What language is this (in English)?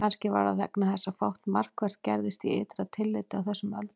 Icelandic